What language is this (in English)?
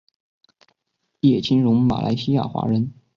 Chinese